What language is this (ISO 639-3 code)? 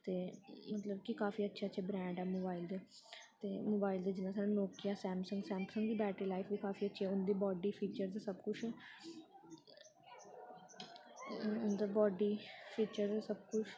doi